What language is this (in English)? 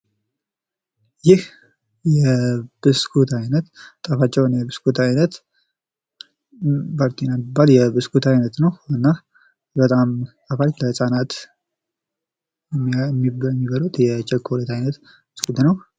Amharic